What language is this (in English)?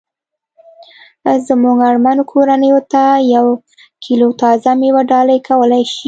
Pashto